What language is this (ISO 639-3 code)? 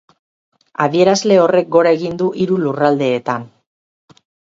eus